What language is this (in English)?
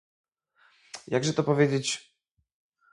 Polish